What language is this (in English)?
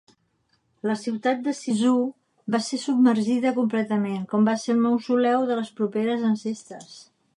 Catalan